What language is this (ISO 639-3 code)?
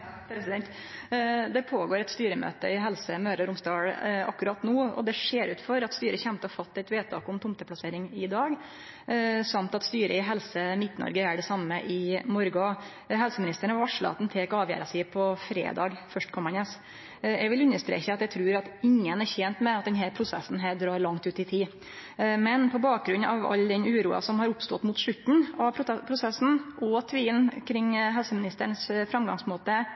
nno